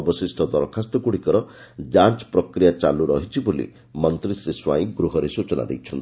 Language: Odia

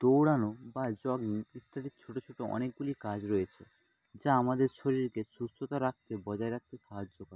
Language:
Bangla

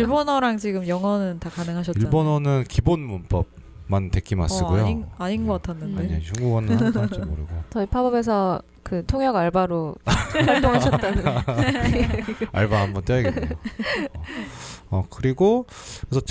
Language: Korean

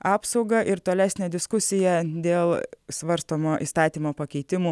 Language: Lithuanian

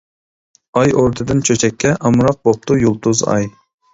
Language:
Uyghur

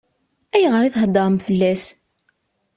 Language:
Kabyle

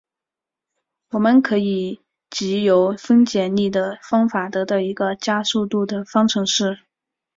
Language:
Chinese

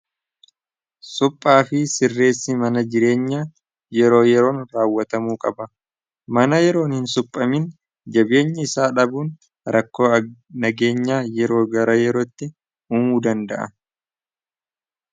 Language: Oromo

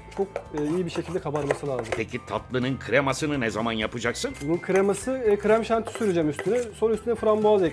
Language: Turkish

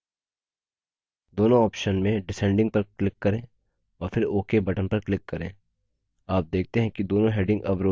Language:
Hindi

